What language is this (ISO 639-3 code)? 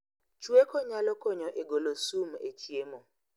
luo